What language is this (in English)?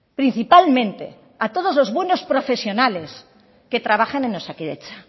Spanish